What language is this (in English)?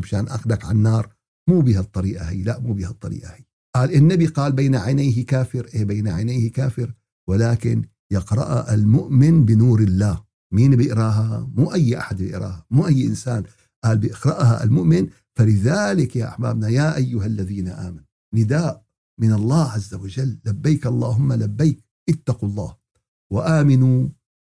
Arabic